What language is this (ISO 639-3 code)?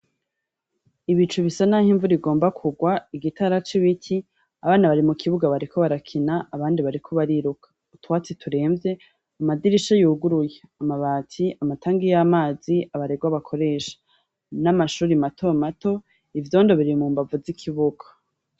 run